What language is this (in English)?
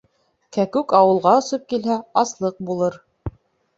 Bashkir